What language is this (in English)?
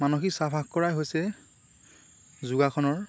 Assamese